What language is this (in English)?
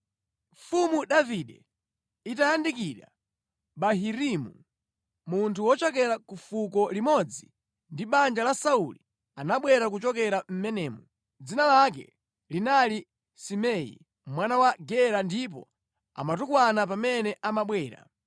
Nyanja